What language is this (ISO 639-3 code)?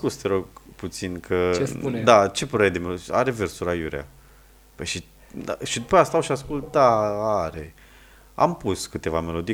ron